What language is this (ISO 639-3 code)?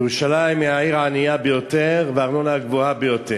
heb